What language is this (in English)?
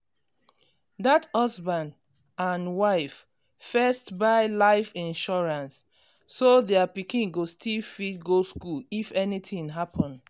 Nigerian Pidgin